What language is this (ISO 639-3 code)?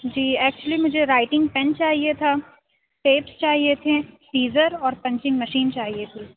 urd